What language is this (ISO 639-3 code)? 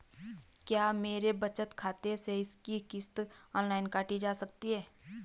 hin